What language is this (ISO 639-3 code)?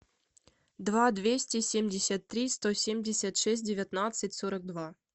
rus